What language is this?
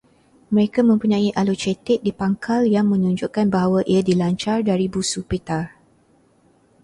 Malay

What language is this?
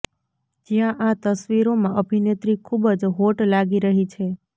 Gujarati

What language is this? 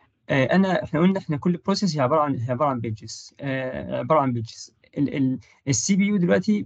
Arabic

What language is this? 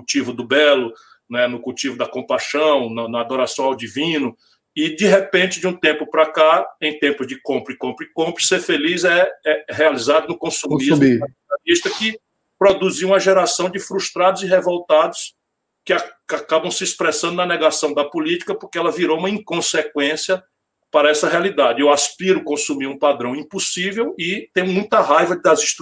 Portuguese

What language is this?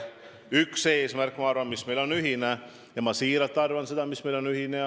Estonian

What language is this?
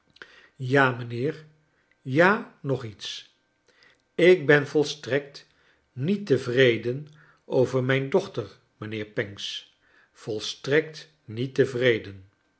Dutch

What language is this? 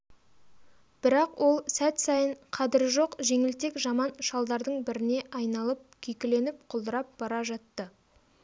Kazakh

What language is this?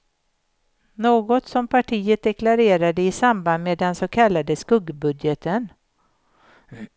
Swedish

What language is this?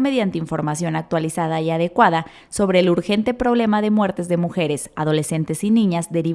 Spanish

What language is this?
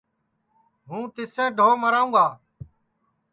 Sansi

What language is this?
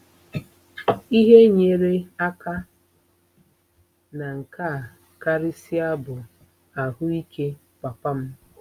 Igbo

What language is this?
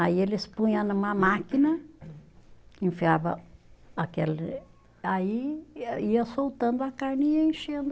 Portuguese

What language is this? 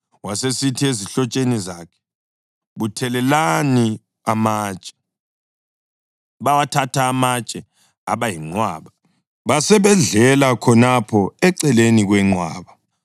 North Ndebele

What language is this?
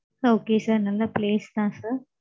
Tamil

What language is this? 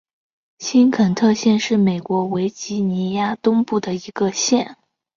Chinese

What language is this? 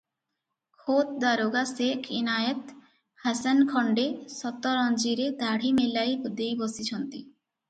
Odia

